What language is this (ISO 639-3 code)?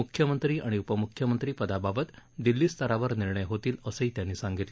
mar